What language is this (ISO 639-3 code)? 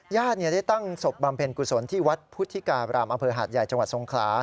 tha